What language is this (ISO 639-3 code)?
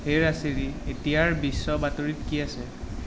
asm